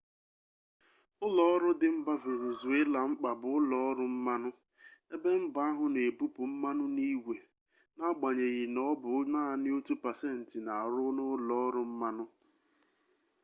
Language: Igbo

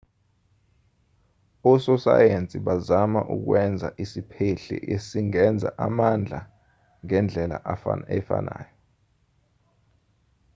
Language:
Zulu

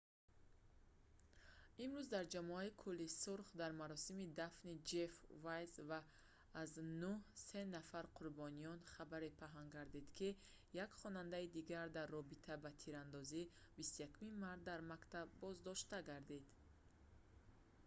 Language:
Tajik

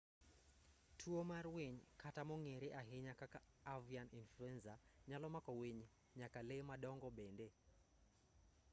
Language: Luo (Kenya and Tanzania)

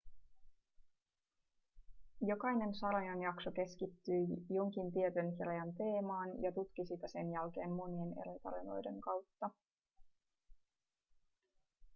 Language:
Finnish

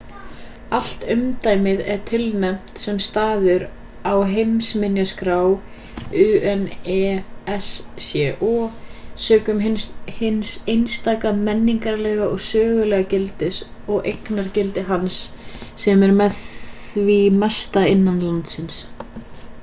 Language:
Icelandic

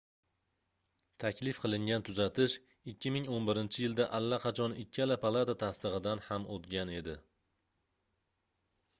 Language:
Uzbek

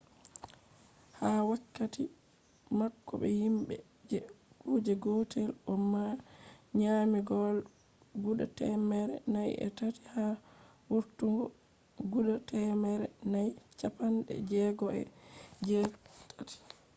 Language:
Fula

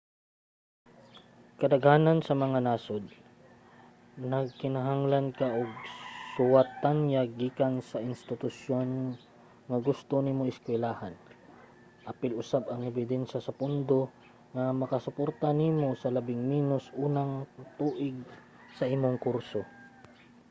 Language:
Cebuano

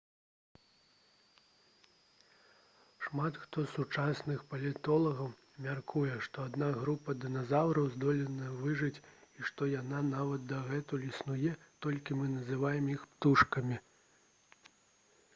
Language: Belarusian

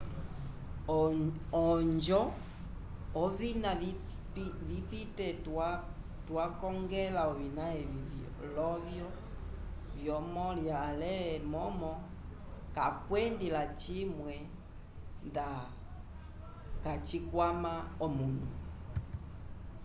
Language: Umbundu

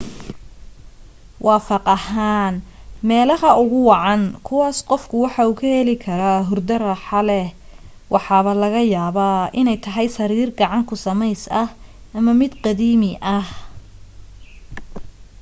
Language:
Somali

